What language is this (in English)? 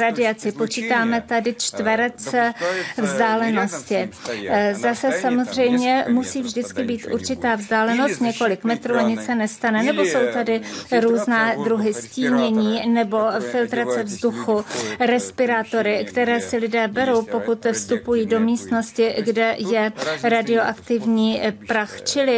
Czech